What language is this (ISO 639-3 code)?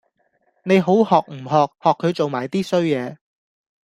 yue